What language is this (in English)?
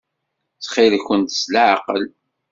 Kabyle